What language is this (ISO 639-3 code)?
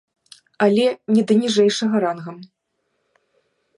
bel